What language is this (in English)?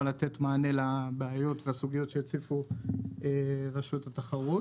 Hebrew